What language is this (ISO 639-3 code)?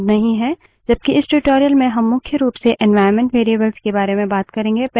hin